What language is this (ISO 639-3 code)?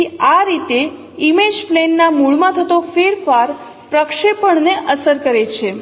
guj